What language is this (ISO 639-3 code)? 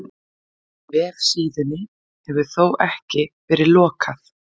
isl